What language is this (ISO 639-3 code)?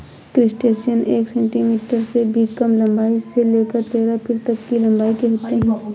hin